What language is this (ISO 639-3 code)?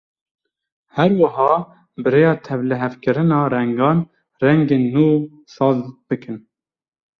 kur